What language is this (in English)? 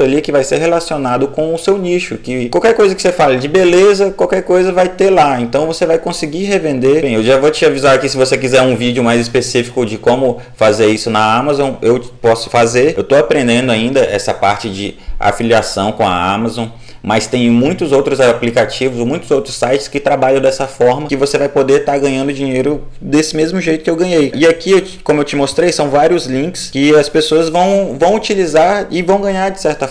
Portuguese